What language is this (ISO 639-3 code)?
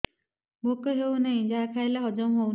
ori